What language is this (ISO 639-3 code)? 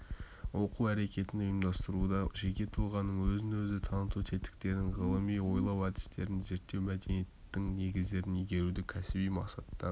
kaz